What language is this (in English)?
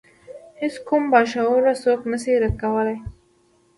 Pashto